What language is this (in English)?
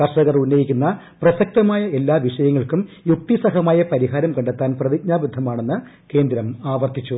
Malayalam